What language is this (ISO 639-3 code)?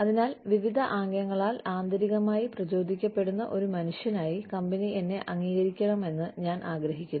mal